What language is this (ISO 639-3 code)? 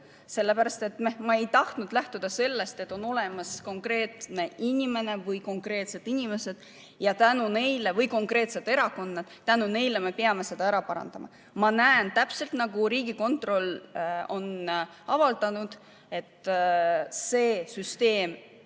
est